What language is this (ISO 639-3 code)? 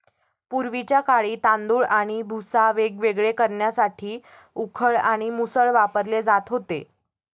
mar